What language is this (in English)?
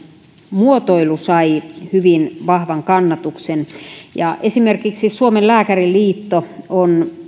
Finnish